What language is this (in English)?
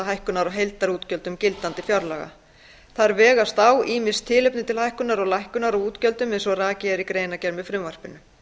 Icelandic